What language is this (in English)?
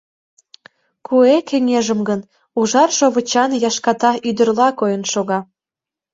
Mari